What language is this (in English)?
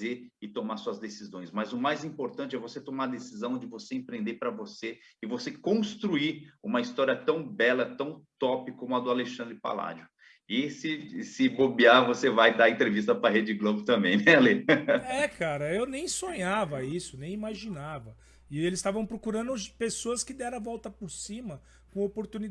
Portuguese